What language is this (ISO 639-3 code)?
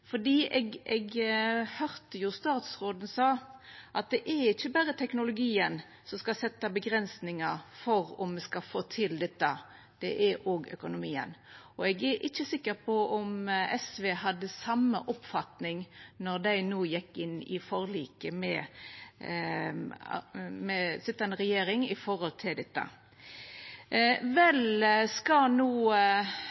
nno